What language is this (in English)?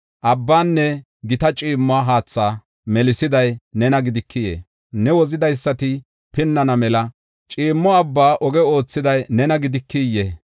Gofa